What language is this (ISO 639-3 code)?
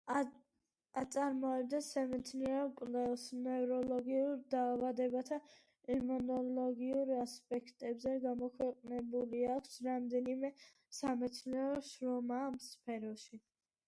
kat